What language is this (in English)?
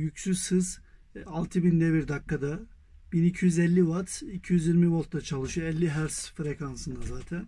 Turkish